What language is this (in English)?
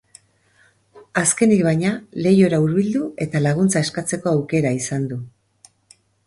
Basque